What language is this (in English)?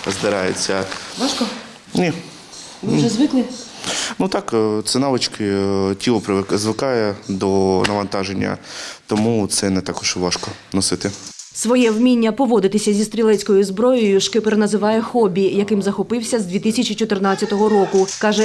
Ukrainian